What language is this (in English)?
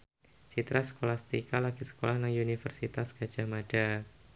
Javanese